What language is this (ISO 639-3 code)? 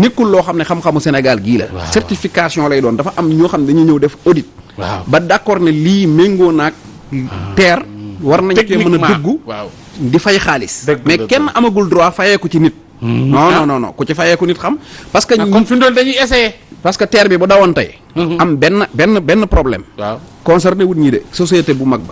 ind